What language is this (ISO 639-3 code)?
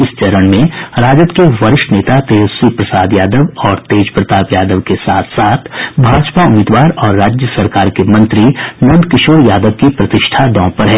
hin